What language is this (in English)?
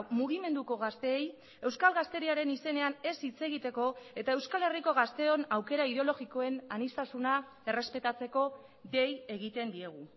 Basque